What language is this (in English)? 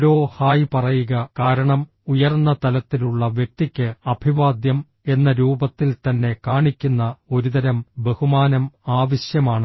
Malayalam